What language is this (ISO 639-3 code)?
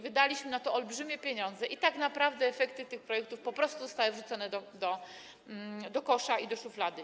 pol